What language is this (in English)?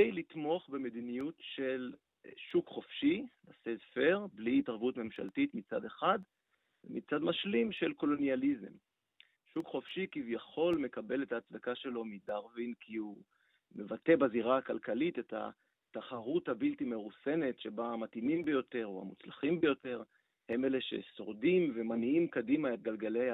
Hebrew